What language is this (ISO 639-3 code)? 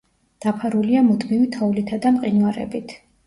kat